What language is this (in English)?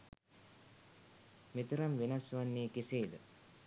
Sinhala